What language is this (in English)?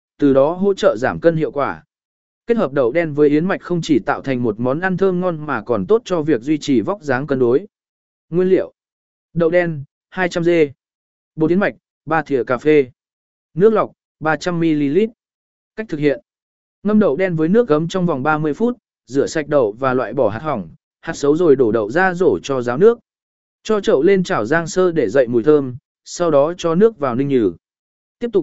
Vietnamese